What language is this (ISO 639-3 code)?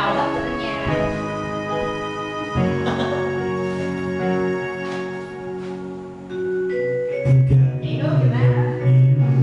vie